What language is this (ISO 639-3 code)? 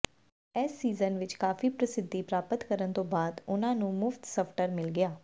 pan